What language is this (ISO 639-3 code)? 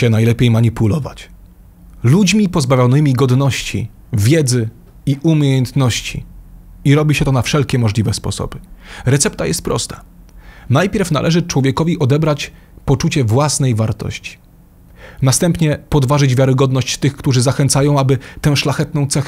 pol